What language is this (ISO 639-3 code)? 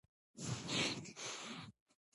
pus